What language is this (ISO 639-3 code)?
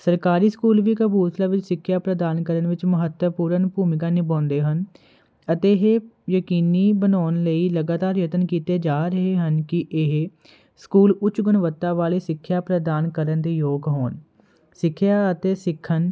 pan